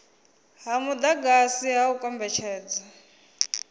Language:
Venda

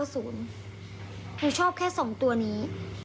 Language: Thai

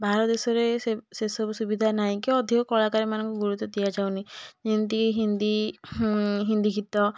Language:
Odia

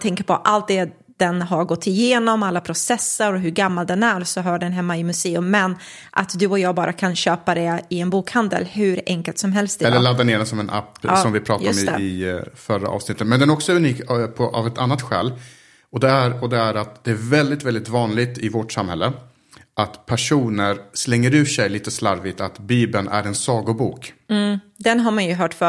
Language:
Swedish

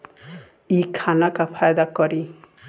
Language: Bhojpuri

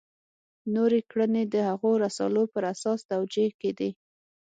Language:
Pashto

